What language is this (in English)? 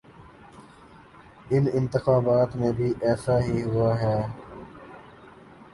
Urdu